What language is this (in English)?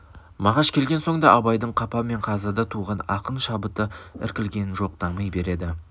Kazakh